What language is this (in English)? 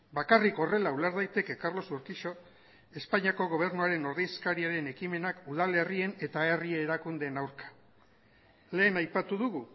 Basque